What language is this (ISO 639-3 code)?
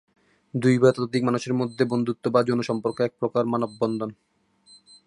ben